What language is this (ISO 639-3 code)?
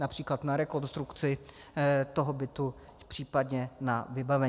ces